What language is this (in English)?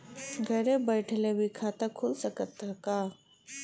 Bhojpuri